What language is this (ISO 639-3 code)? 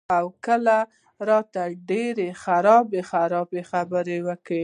pus